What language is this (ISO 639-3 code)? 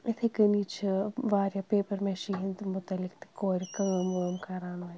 kas